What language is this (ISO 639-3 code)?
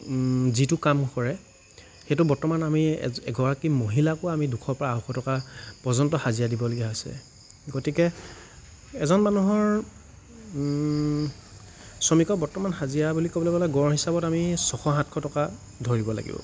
asm